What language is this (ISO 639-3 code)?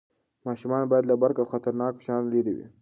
pus